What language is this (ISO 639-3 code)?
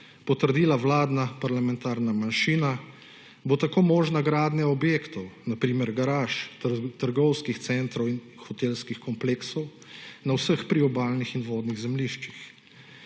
slv